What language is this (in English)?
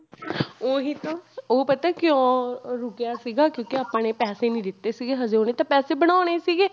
Punjabi